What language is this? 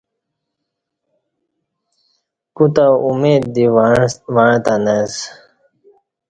Kati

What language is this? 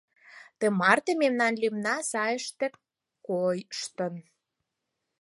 Mari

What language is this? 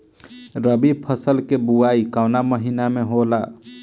Bhojpuri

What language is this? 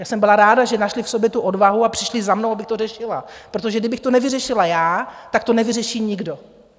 Czech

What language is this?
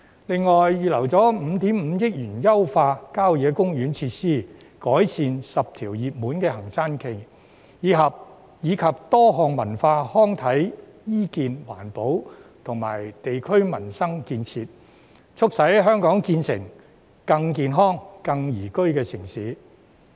Cantonese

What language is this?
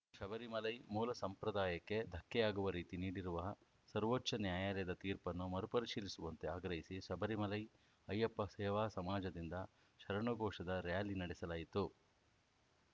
Kannada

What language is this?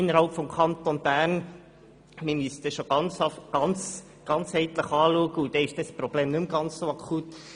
Swiss German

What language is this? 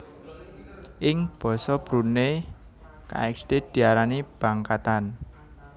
Javanese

